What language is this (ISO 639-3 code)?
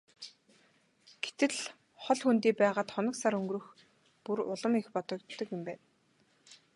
mon